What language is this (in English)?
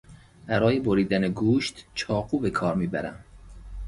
Persian